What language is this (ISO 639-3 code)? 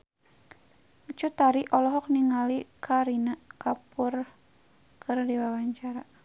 sun